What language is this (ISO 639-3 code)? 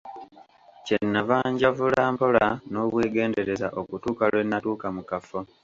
lug